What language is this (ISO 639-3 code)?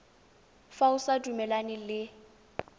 tsn